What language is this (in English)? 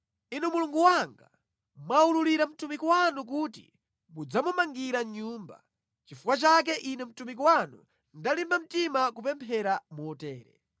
Nyanja